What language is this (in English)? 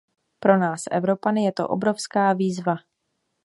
Czech